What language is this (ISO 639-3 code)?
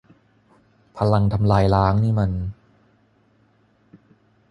tha